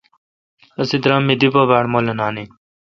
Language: Kalkoti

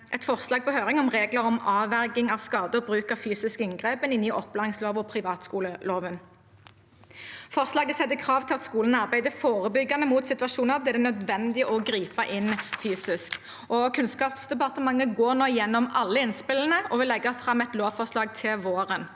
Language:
Norwegian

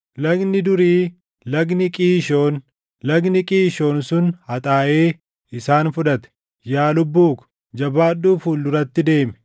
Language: Oromo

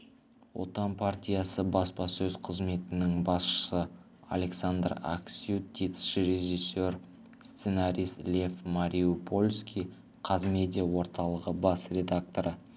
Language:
Kazakh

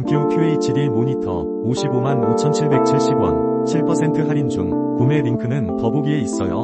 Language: Korean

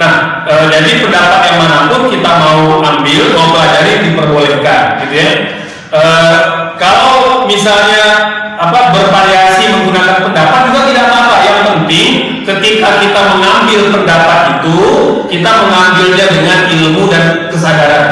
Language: Indonesian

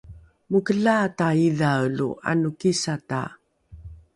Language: Rukai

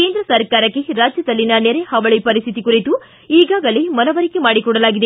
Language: Kannada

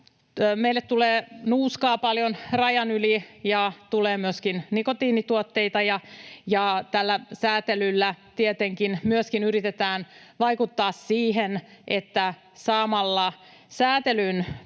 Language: Finnish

